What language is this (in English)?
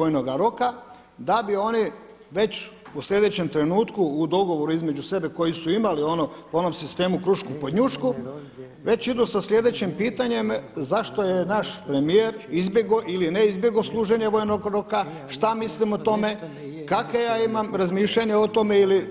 Croatian